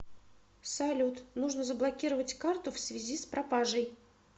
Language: Russian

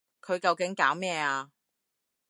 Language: Cantonese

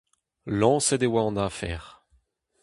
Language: Breton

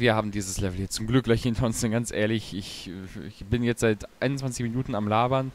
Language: German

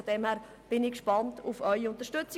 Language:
Swiss German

